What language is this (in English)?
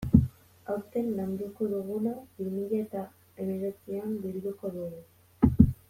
Basque